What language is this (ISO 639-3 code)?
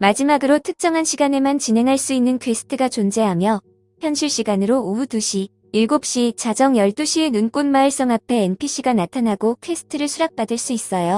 kor